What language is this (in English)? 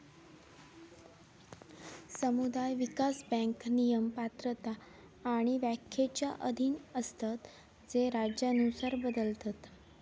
Marathi